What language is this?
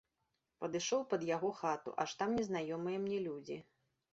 Belarusian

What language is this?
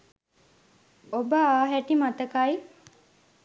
Sinhala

